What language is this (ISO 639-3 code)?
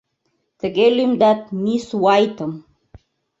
chm